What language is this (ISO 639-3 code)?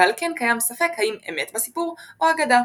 heb